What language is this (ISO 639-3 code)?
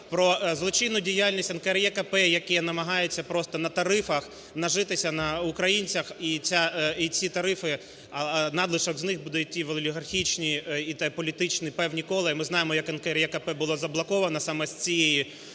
ukr